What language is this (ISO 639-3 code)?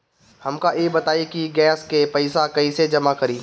bho